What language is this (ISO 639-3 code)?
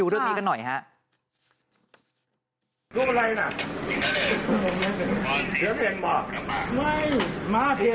tha